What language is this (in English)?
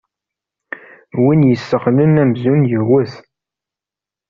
Kabyle